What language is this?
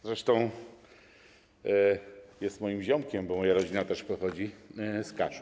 Polish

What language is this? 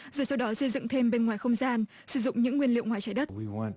Vietnamese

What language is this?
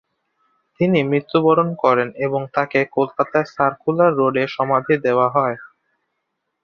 Bangla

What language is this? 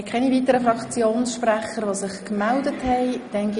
Swiss German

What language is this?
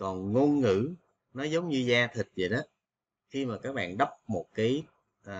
Vietnamese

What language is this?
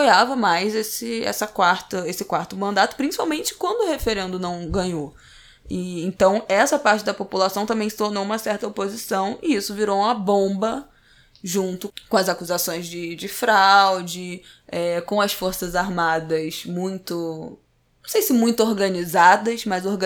Portuguese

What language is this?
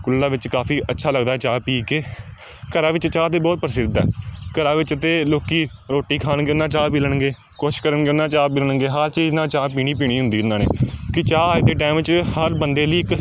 Punjabi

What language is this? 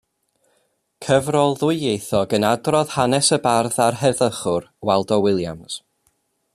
Welsh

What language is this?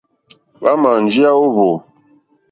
Mokpwe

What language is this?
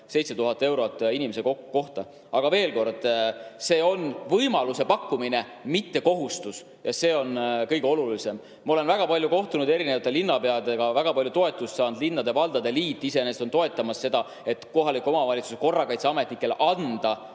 Estonian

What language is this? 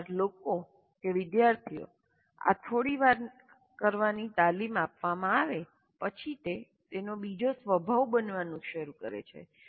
Gujarati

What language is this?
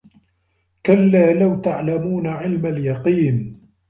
Arabic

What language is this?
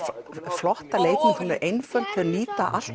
Icelandic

